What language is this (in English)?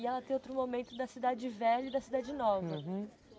Portuguese